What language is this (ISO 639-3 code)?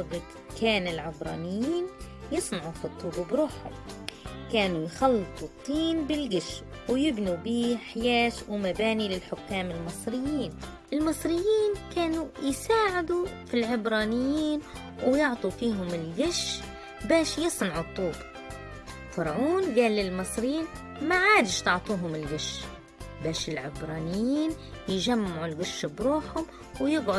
ara